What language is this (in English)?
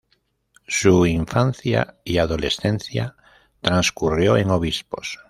Spanish